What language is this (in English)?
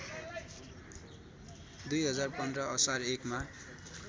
Nepali